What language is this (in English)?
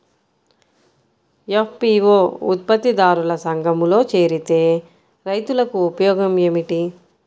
Telugu